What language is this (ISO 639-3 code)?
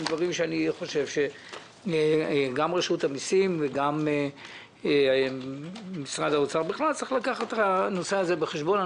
heb